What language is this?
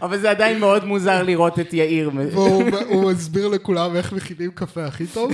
Hebrew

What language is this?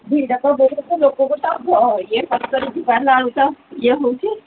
Odia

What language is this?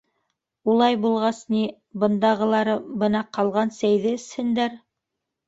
Bashkir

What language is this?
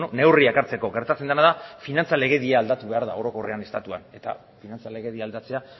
Basque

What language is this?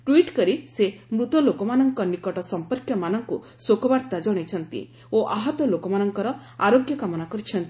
Odia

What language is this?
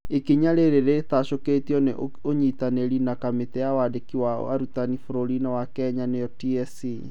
Kikuyu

